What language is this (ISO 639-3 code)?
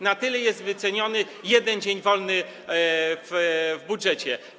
pol